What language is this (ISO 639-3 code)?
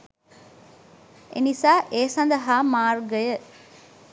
sin